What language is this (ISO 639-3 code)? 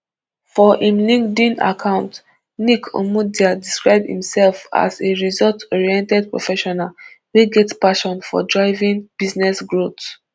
pcm